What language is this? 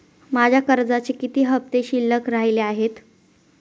Marathi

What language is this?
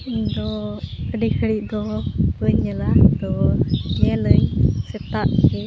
Santali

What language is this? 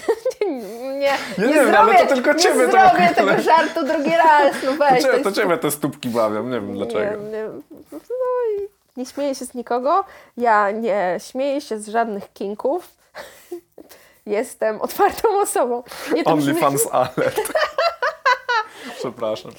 Polish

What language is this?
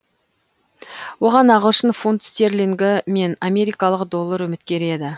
Kazakh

